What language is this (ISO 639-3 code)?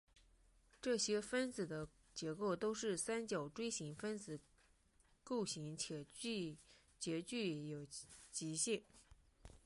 zho